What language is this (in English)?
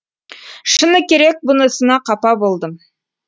Kazakh